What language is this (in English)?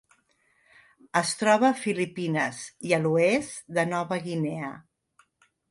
Catalan